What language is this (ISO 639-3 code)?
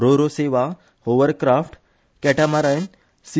kok